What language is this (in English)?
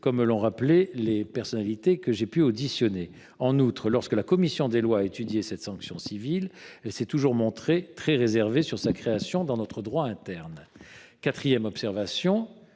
French